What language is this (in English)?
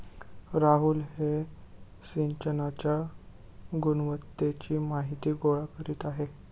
Marathi